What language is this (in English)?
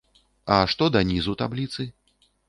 Belarusian